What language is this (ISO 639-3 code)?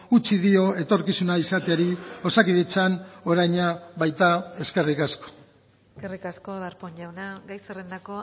eus